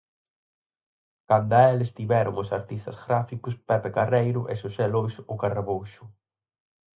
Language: Galician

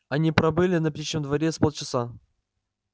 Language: Russian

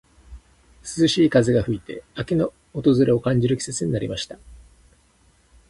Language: Japanese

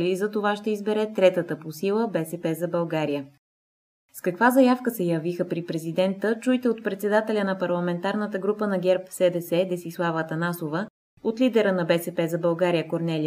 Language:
Bulgarian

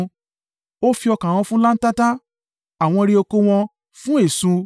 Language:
Yoruba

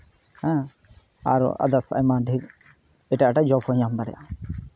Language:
Santali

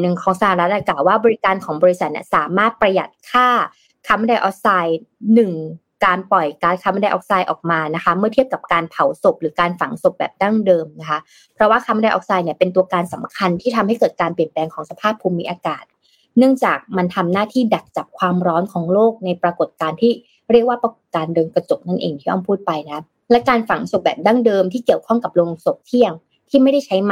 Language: Thai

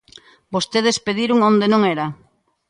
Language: Galician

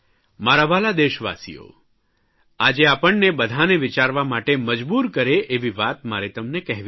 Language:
Gujarati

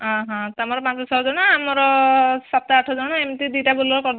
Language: Odia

